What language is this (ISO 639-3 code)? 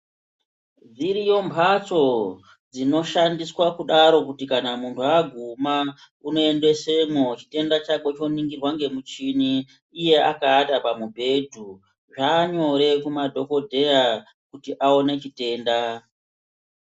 ndc